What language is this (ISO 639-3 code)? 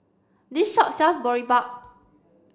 eng